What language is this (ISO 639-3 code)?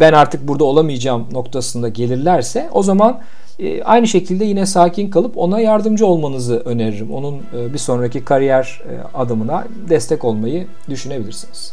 tur